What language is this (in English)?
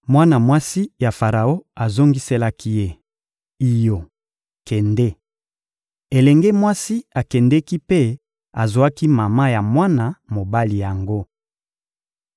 Lingala